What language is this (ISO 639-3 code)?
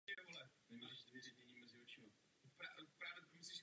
ces